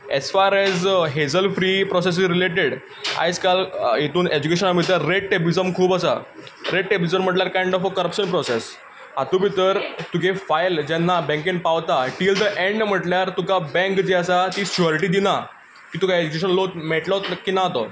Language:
Konkani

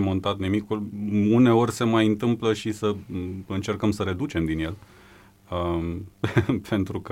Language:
Romanian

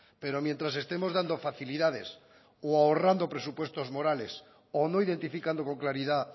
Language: Spanish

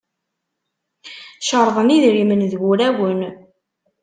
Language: Kabyle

